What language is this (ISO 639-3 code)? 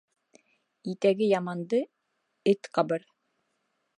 bak